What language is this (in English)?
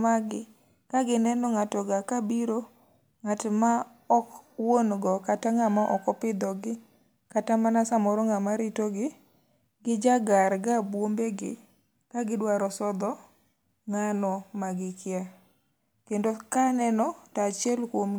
Luo (Kenya and Tanzania)